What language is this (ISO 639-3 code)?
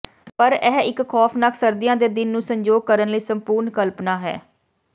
pan